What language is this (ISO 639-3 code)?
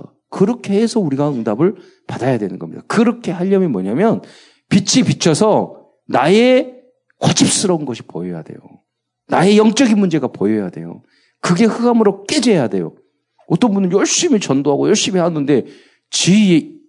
kor